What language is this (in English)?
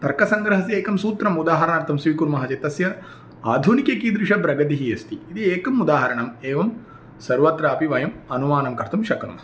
Sanskrit